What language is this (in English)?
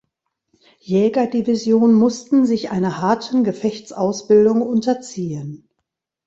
German